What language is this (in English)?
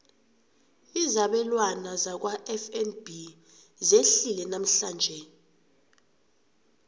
South Ndebele